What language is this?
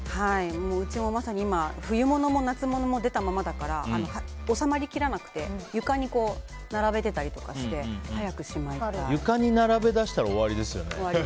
Japanese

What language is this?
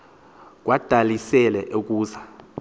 Xhosa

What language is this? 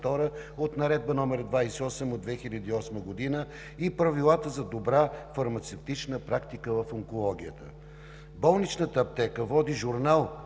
Bulgarian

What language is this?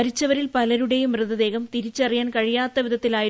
Malayalam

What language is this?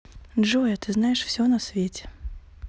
Russian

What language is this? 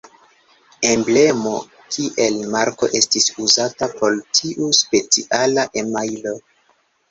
Esperanto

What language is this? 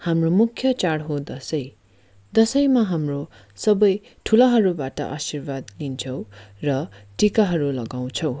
Nepali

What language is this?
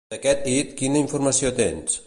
Catalan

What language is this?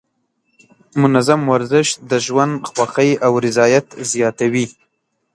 Pashto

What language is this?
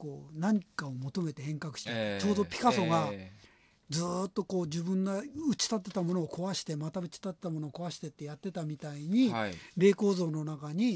Japanese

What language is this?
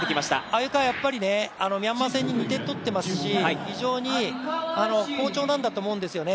Japanese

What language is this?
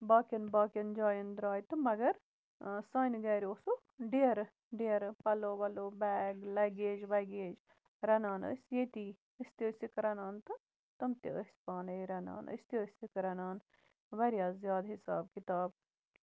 Kashmiri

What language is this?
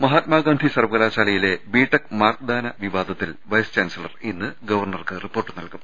Malayalam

